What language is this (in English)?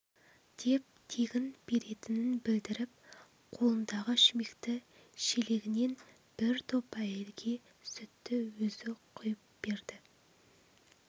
Kazakh